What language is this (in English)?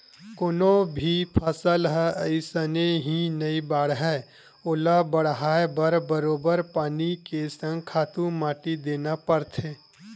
Chhattisgarhi